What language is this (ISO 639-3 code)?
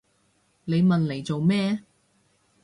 yue